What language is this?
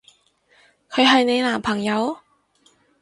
Cantonese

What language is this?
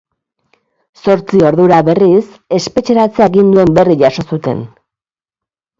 Basque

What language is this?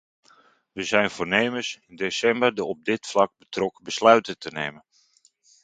Dutch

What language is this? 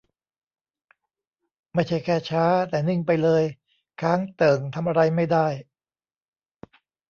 Thai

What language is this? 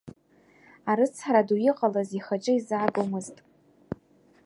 Abkhazian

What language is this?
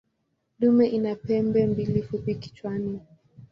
Swahili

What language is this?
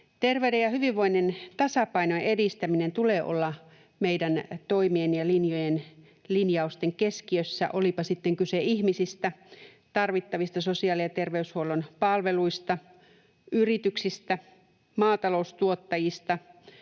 Finnish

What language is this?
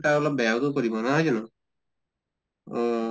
Assamese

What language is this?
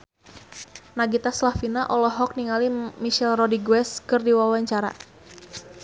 Sundanese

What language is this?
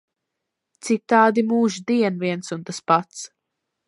Latvian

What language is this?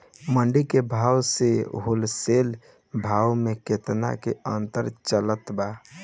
Bhojpuri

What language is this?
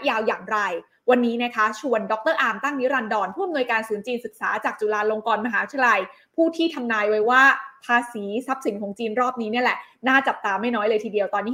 Thai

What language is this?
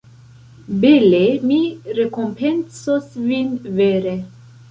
Esperanto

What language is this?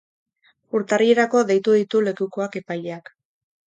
Basque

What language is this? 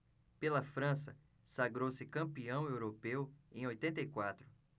Portuguese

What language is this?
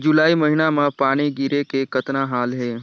Chhattisgarhi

